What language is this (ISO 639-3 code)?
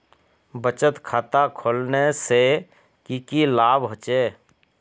mag